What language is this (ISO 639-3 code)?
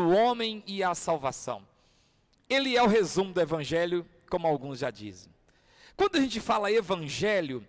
por